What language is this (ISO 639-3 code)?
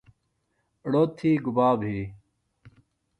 phl